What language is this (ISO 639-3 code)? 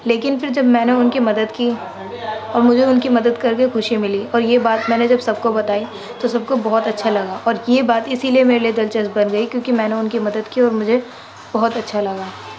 urd